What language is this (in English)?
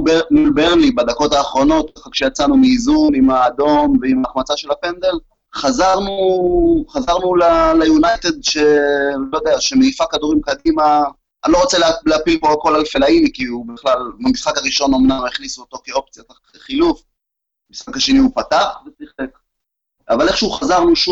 Hebrew